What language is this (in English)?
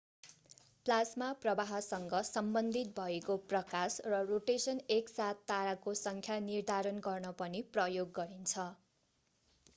Nepali